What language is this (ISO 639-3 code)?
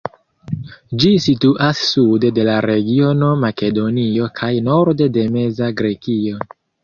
epo